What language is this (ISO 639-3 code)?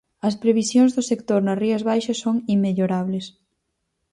glg